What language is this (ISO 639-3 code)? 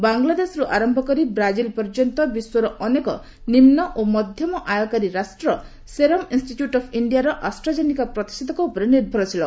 ori